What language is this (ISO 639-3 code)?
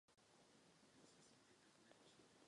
ces